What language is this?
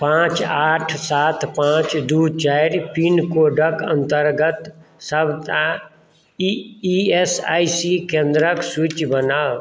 Maithili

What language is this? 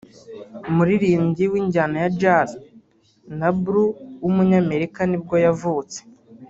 Kinyarwanda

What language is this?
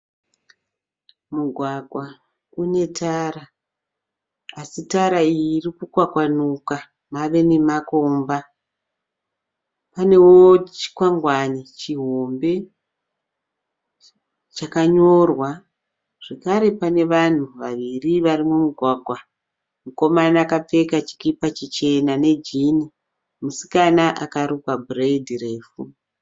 Shona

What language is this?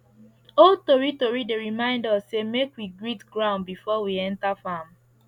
Nigerian Pidgin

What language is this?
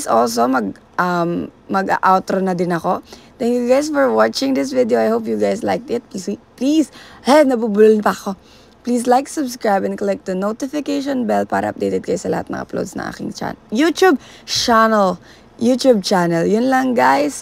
Filipino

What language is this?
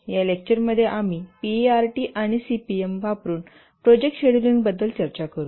Marathi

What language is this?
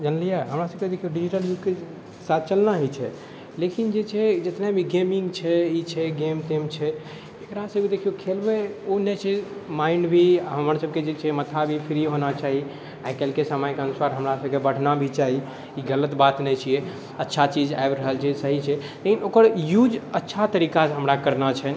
Maithili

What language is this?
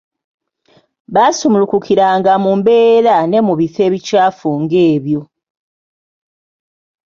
Ganda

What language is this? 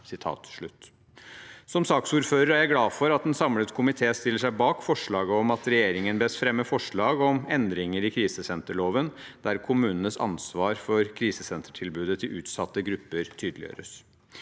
Norwegian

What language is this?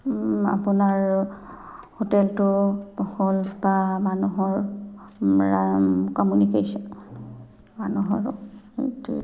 Assamese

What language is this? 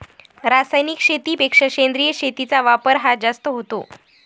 Marathi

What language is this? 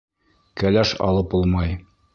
Bashkir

